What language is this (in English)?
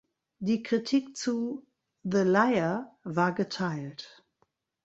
German